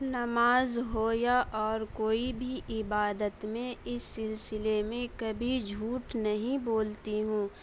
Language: Urdu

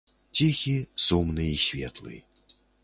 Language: Belarusian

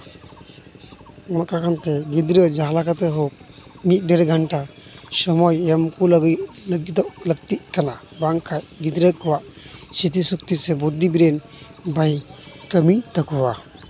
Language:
Santali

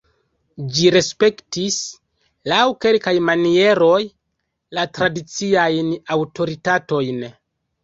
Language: Esperanto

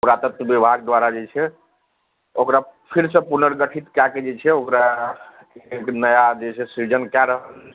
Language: Maithili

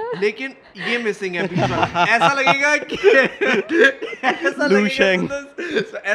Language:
Urdu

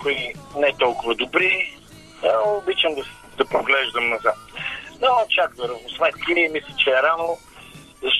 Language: Bulgarian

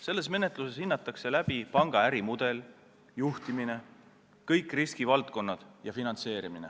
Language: Estonian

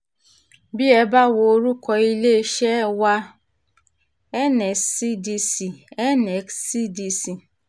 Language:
Yoruba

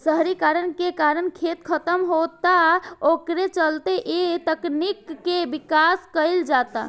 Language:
Bhojpuri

